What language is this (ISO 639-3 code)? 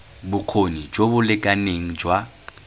tsn